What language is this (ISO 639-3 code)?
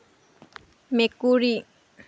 asm